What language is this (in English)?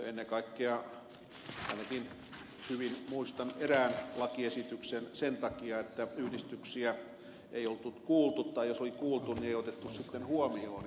Finnish